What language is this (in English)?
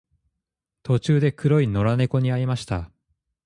Japanese